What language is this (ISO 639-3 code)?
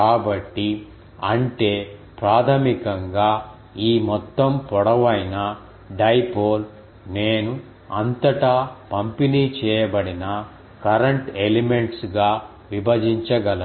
tel